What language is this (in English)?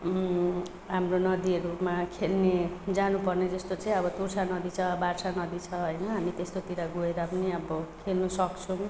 Nepali